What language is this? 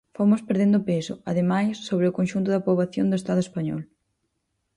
Galician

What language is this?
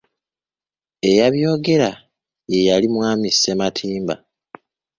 Ganda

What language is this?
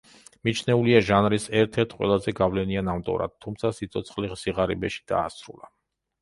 Georgian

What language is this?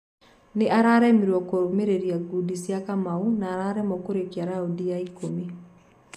Kikuyu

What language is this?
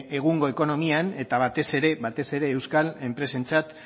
Basque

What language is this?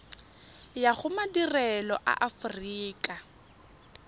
Tswana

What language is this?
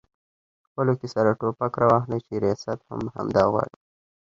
Pashto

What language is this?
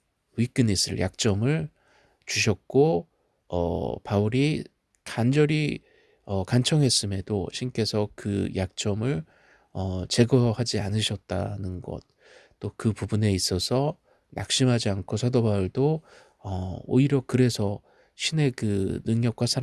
Korean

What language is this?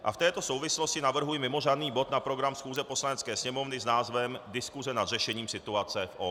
Czech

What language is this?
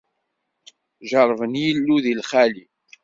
Kabyle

